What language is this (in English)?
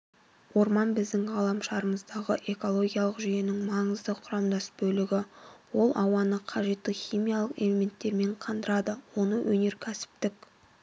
Kazakh